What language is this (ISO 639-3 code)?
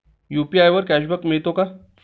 mar